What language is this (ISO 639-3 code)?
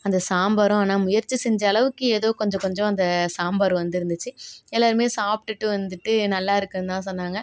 tam